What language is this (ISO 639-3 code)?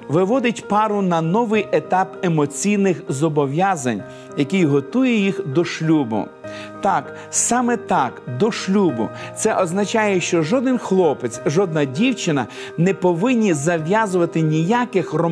ukr